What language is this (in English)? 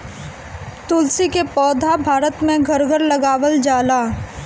Bhojpuri